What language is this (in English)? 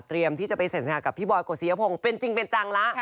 Thai